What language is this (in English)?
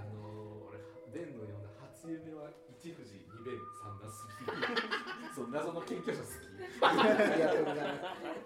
Japanese